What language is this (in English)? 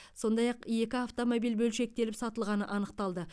Kazakh